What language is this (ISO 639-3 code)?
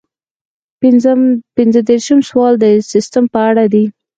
pus